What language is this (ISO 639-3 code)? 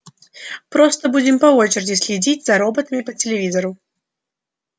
rus